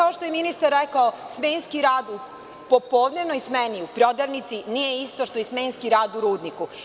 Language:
Serbian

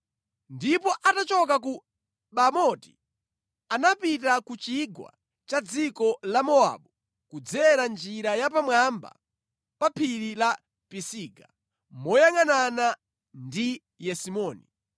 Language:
Nyanja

